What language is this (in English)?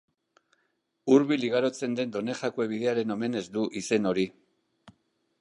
Basque